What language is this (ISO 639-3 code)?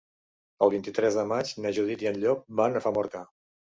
cat